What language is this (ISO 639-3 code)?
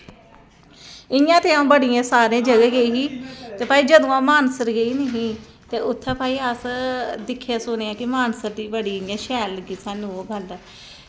doi